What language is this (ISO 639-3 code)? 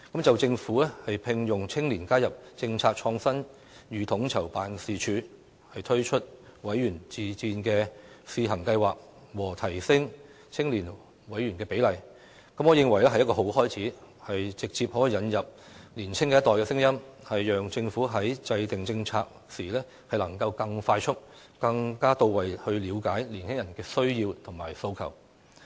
yue